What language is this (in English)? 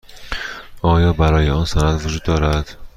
Persian